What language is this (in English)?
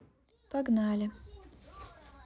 Russian